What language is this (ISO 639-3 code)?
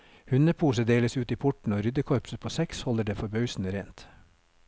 nor